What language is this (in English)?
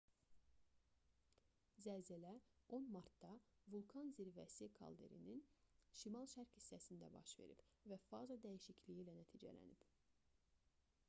Azerbaijani